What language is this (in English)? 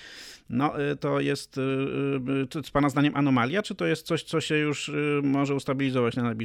Polish